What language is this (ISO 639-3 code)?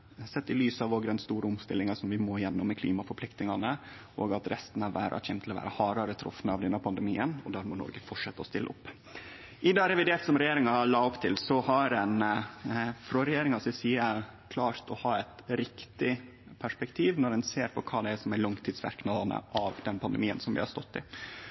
nno